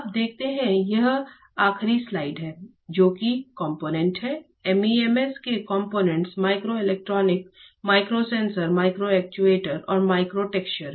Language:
Hindi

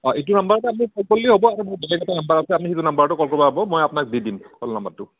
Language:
Assamese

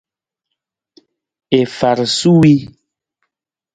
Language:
Nawdm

